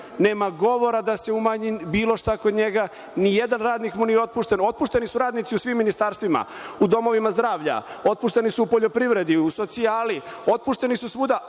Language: Serbian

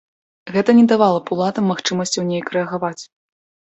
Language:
Belarusian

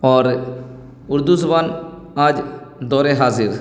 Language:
Urdu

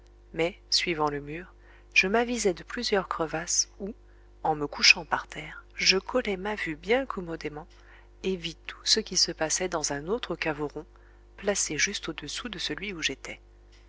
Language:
French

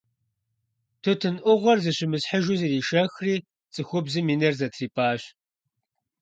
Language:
Kabardian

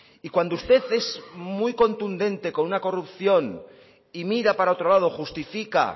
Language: Spanish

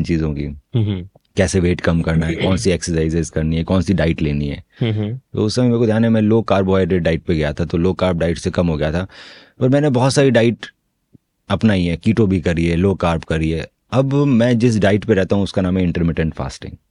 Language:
Hindi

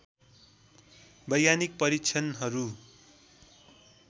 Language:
Nepali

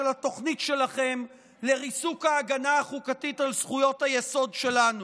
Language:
Hebrew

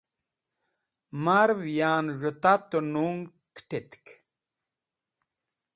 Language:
Wakhi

